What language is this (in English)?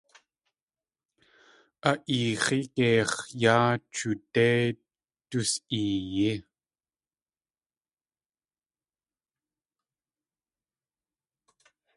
Tlingit